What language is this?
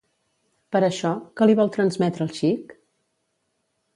Catalan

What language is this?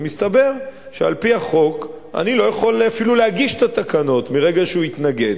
Hebrew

